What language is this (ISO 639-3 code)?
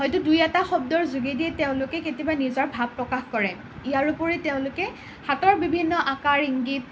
asm